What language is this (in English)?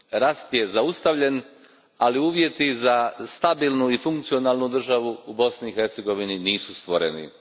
Croatian